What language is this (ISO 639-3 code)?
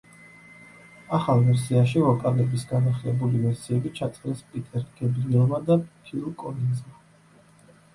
kat